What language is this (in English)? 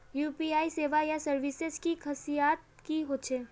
Magahi